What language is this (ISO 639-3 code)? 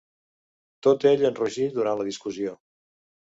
cat